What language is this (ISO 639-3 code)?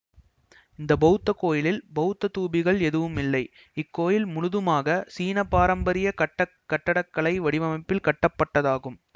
tam